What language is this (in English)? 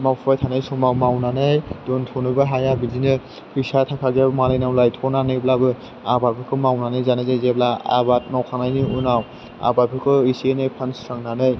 Bodo